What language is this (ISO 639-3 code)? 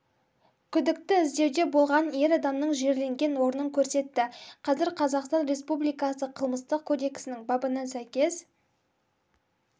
kaz